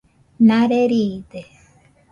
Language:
Nüpode Huitoto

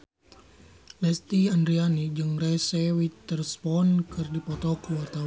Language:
Sundanese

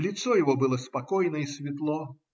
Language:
Russian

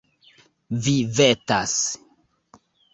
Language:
Esperanto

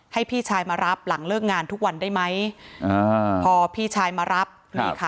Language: Thai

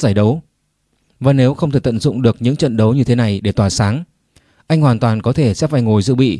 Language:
Vietnamese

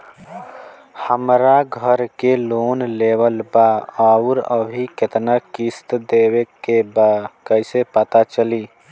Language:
Bhojpuri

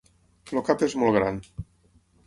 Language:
Catalan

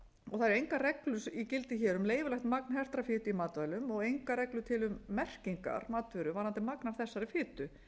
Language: Icelandic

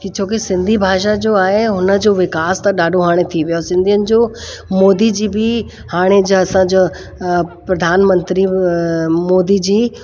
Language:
Sindhi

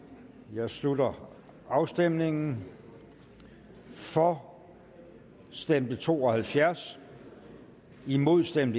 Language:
Danish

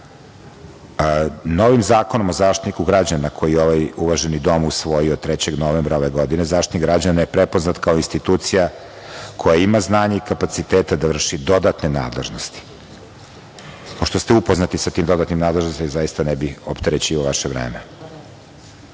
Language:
Serbian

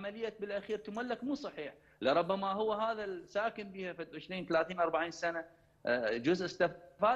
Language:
Arabic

